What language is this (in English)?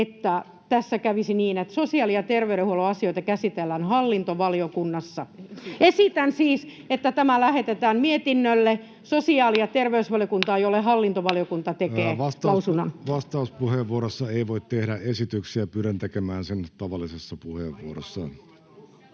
Finnish